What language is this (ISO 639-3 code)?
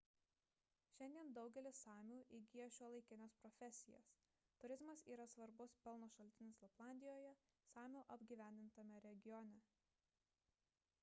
lit